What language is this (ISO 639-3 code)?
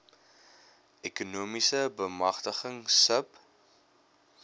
afr